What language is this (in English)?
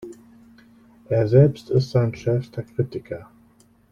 German